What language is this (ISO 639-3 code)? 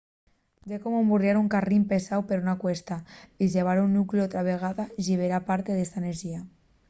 ast